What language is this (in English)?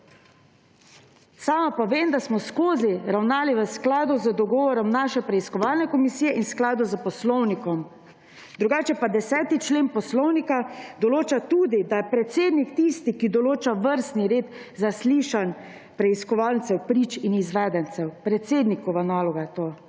Slovenian